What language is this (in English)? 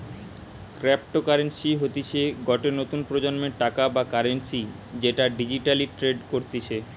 Bangla